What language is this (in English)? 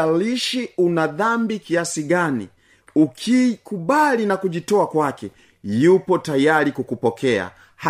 Swahili